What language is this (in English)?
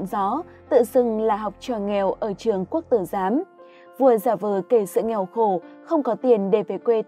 Vietnamese